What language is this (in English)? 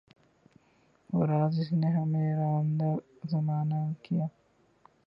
Urdu